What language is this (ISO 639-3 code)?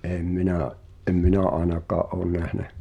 fin